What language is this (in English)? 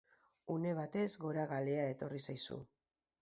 Basque